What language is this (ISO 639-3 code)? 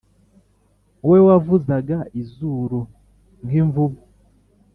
kin